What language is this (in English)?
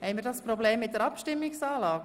Swiss German